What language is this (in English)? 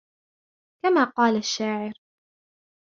Arabic